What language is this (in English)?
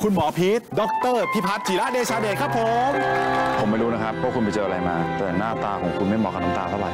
Thai